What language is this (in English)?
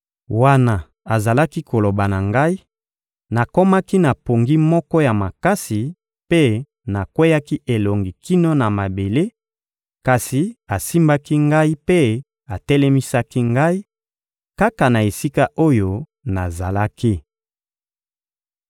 Lingala